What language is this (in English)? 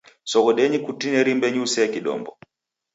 Taita